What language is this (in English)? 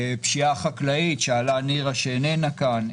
Hebrew